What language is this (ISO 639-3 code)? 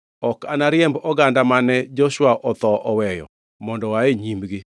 luo